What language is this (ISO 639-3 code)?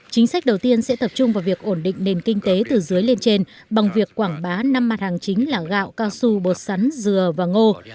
vie